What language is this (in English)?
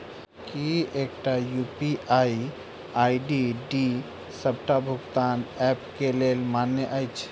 Maithili